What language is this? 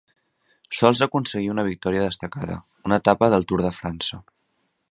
Catalan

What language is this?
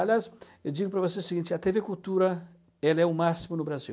Portuguese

